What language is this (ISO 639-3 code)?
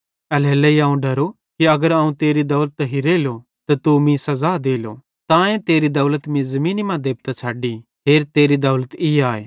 bhd